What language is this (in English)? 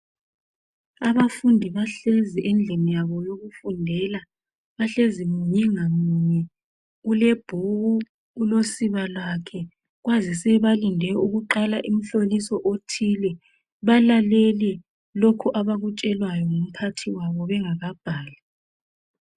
North Ndebele